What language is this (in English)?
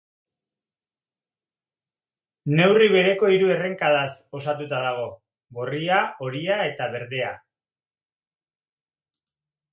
Basque